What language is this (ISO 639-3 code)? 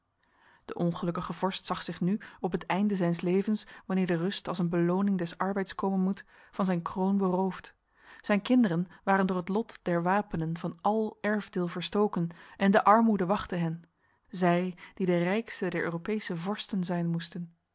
nld